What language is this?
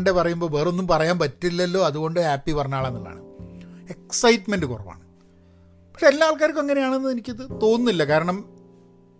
Malayalam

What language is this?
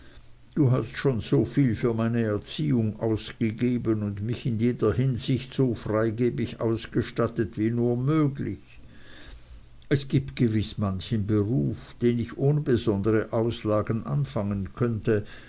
German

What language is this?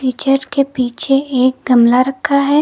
Hindi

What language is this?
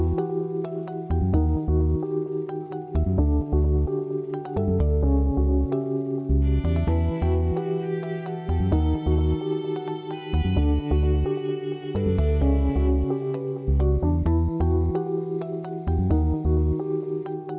Indonesian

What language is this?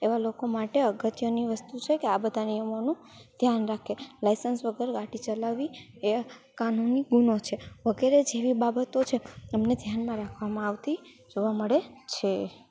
Gujarati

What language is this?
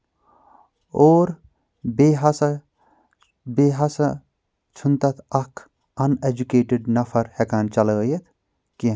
Kashmiri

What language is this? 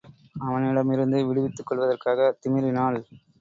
Tamil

